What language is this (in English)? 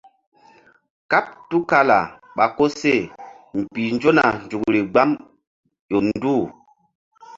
Mbum